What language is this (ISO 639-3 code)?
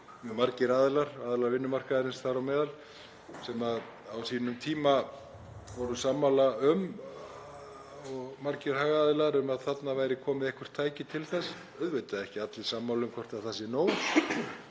isl